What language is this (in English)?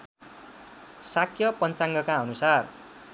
Nepali